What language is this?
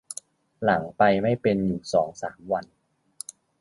Thai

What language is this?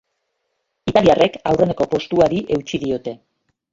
Basque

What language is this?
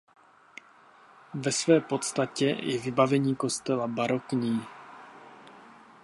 Czech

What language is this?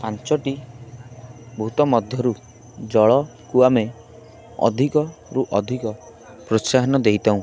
Odia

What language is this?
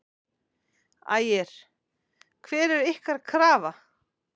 Icelandic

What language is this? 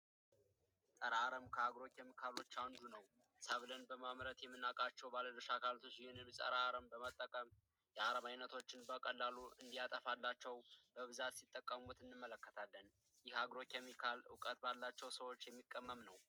Amharic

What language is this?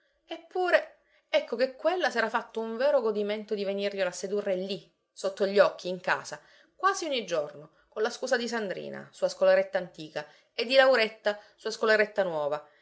Italian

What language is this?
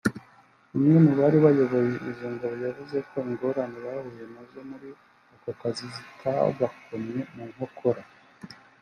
Kinyarwanda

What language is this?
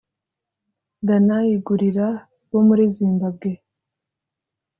Kinyarwanda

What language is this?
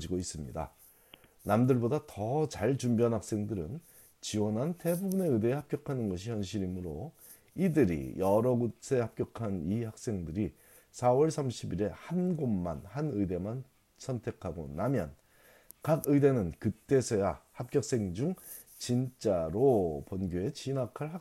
Korean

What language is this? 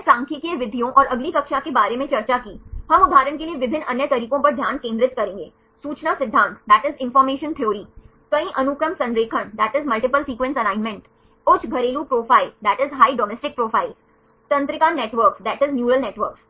Hindi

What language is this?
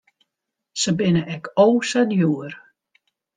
Western Frisian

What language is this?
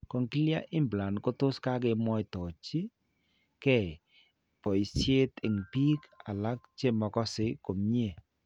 Kalenjin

